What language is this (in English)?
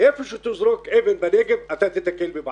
Hebrew